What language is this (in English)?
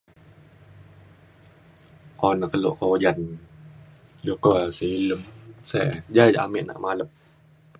Mainstream Kenyah